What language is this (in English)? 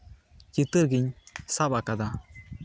Santali